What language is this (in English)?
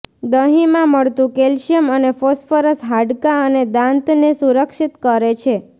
Gujarati